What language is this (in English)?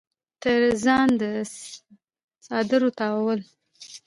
Pashto